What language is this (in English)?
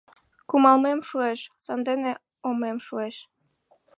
Mari